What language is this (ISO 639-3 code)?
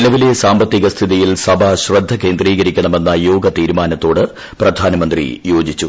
mal